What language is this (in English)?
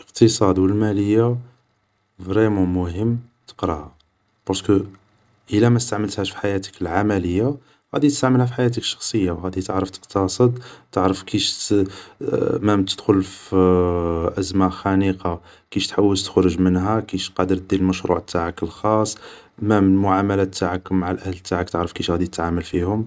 Algerian Arabic